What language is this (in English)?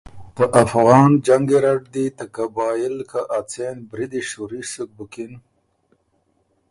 Ormuri